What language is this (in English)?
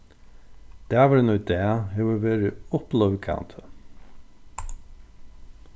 Faroese